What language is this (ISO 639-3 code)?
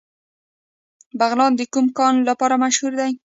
pus